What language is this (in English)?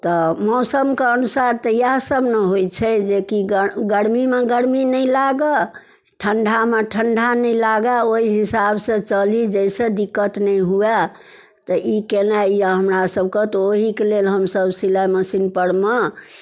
Maithili